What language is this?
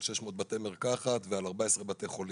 Hebrew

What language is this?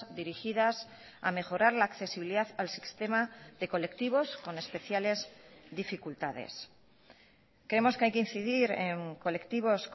Spanish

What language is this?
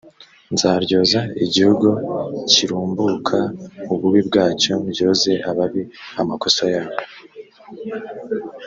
Kinyarwanda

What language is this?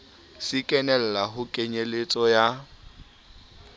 Southern Sotho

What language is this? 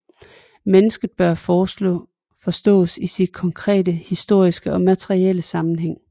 Danish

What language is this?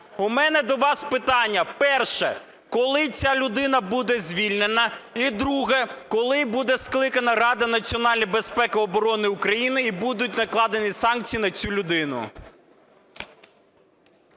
Ukrainian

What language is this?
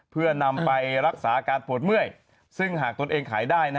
Thai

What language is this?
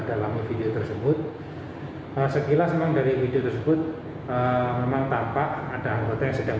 Indonesian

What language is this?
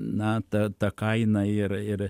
Lithuanian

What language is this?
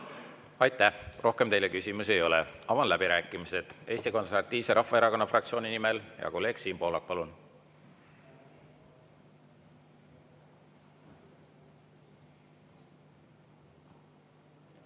Estonian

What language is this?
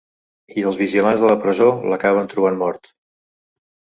Catalan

